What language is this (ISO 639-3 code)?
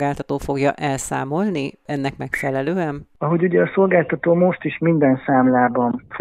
hun